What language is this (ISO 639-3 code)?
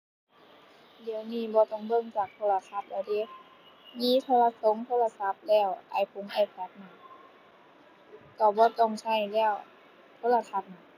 tha